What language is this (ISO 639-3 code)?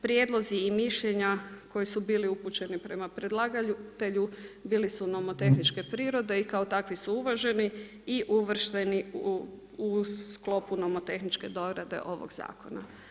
hrv